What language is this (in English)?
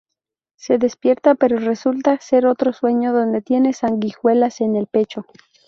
Spanish